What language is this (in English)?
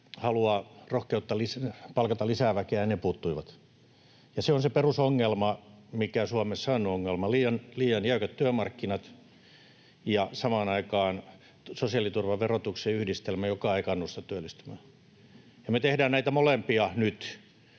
Finnish